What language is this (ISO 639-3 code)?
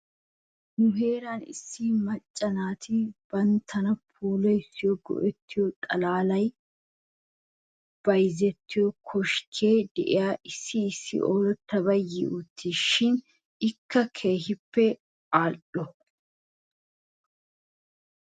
wal